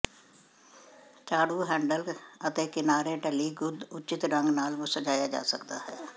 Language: Punjabi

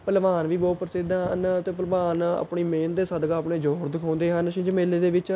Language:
Punjabi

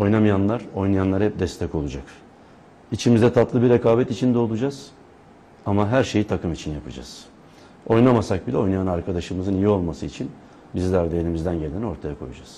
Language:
Turkish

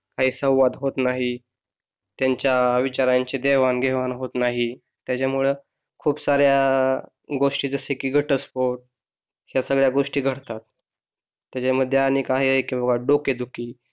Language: Marathi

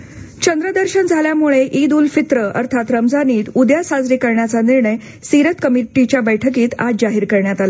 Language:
Marathi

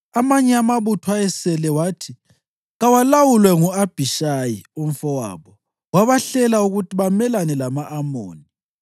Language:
North Ndebele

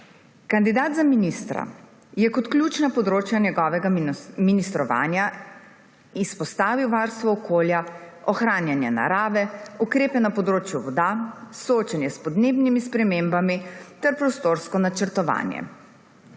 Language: Slovenian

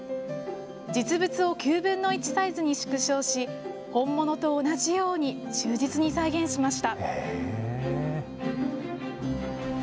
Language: Japanese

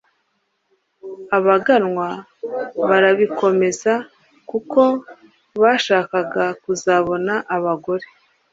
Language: Kinyarwanda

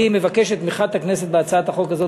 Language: Hebrew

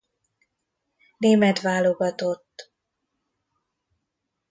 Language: Hungarian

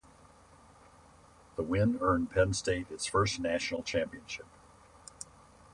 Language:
English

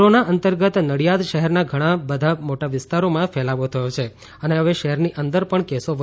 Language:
Gujarati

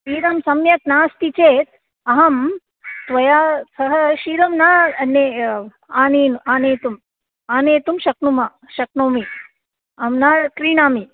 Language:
Sanskrit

